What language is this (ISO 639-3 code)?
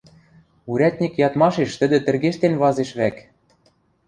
mrj